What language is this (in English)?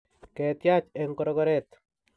Kalenjin